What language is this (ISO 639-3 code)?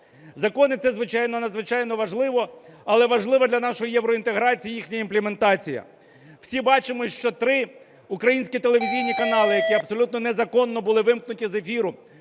ukr